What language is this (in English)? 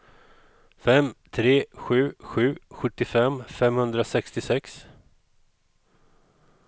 Swedish